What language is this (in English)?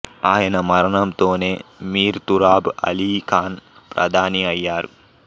Telugu